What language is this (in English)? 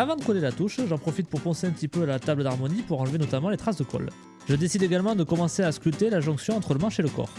French